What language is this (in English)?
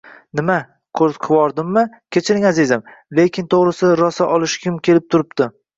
Uzbek